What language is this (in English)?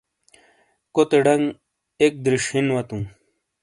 Shina